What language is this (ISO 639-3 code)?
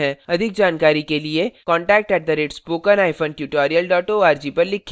hin